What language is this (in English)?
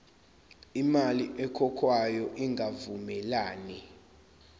Zulu